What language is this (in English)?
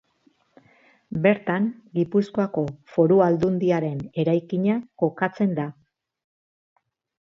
Basque